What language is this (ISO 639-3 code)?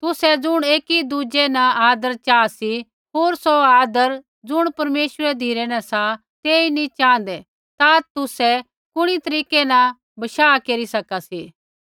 kfx